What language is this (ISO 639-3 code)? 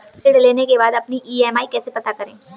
hin